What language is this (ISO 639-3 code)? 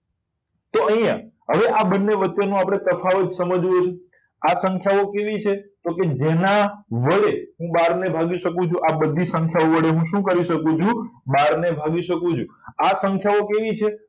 guj